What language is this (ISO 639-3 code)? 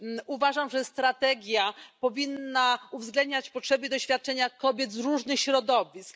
pol